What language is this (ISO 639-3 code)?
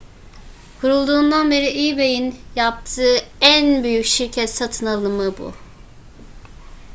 tur